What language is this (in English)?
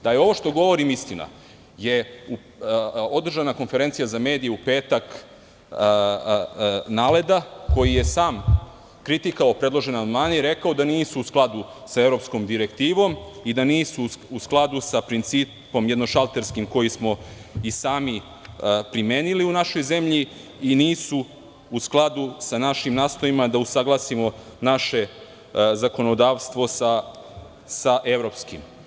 Serbian